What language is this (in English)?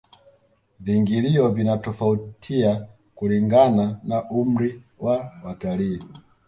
Swahili